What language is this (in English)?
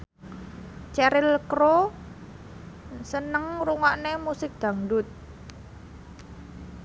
Javanese